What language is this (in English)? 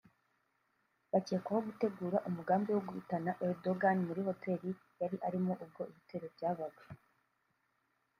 Kinyarwanda